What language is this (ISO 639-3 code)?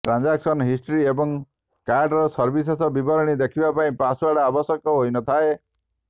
ori